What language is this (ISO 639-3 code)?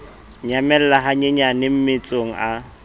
sot